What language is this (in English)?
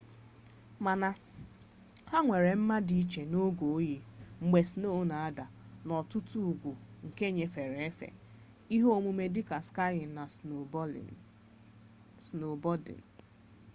Igbo